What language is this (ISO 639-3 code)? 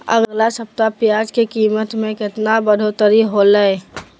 mag